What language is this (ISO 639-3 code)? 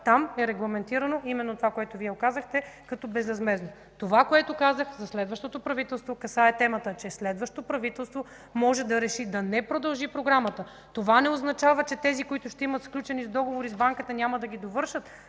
bul